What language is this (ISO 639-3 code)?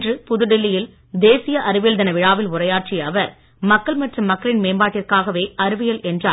tam